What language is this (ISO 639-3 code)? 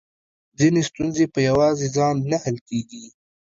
pus